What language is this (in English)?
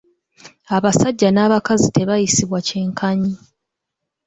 Ganda